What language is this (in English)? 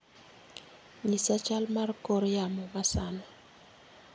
Luo (Kenya and Tanzania)